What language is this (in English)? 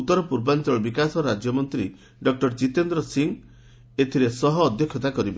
Odia